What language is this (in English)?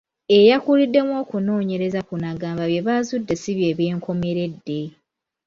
Ganda